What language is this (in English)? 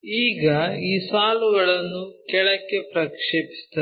Kannada